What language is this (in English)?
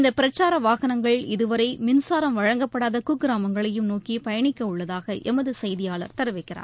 Tamil